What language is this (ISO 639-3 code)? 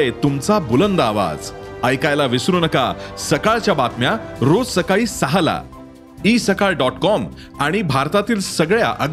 mar